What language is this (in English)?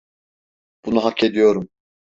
Turkish